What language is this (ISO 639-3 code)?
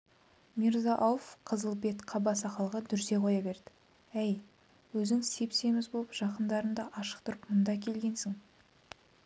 kaz